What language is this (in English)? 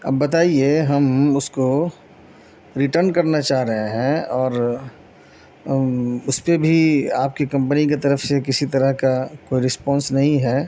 Urdu